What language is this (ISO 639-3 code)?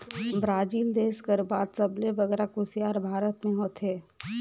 hne